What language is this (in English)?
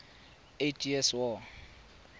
Tswana